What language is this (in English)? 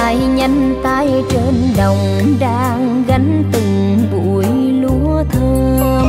Vietnamese